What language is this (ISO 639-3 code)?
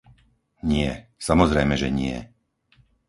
slk